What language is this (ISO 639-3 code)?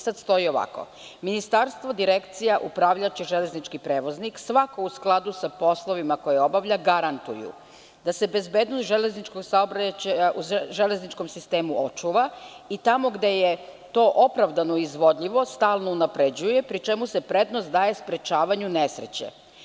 srp